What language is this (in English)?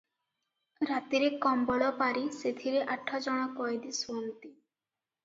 Odia